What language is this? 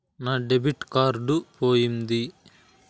Telugu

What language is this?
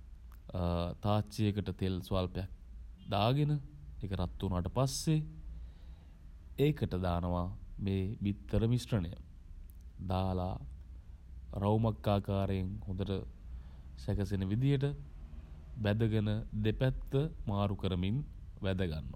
Sinhala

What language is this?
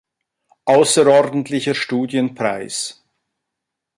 German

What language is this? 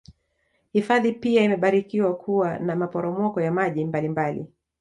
Swahili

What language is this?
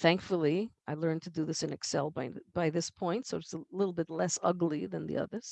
English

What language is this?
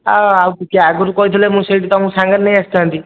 Odia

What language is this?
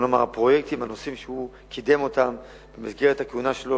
Hebrew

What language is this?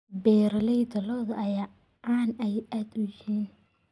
Somali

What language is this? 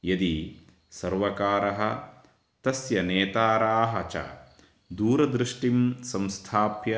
Sanskrit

